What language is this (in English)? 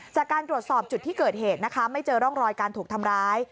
Thai